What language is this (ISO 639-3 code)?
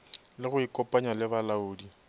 nso